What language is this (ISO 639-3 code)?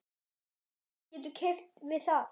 isl